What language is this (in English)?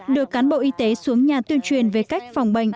Vietnamese